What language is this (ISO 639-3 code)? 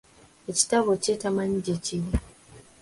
lug